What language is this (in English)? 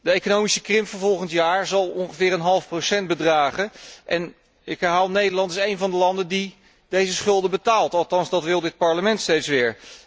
Dutch